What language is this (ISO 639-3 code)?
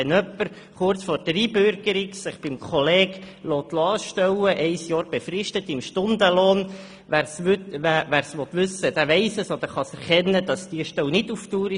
gsw